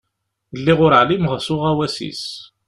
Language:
Kabyle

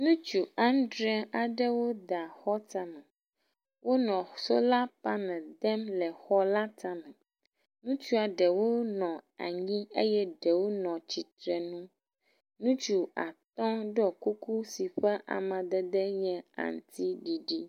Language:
Ewe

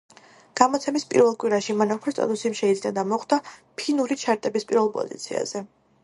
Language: Georgian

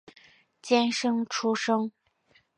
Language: Chinese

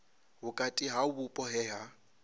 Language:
Venda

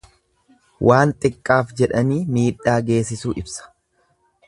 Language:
Oromo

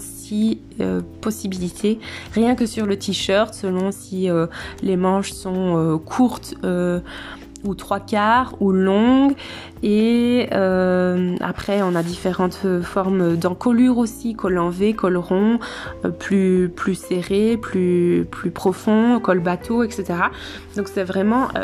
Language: French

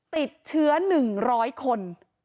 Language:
Thai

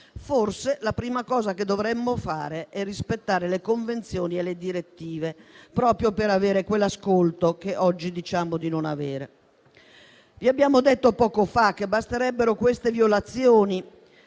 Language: Italian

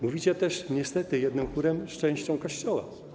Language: Polish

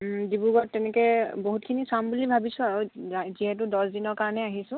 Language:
Assamese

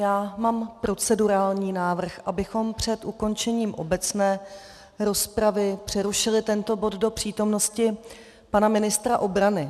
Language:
Czech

